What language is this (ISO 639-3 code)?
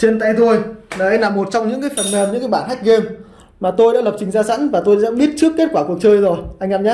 vie